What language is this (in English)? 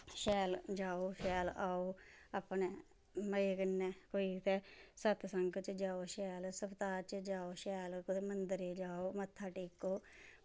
Dogri